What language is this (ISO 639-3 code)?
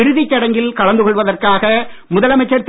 tam